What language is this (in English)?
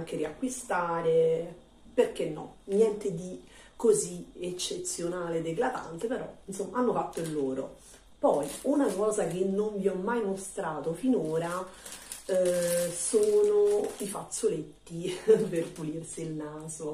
Italian